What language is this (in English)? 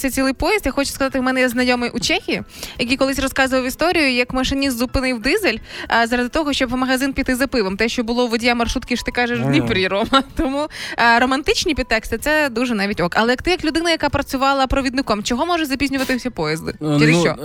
Ukrainian